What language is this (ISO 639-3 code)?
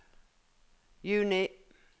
nor